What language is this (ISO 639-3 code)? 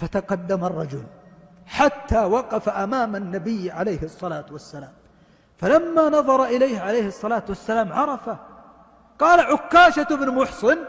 ara